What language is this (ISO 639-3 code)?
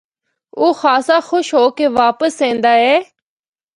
hno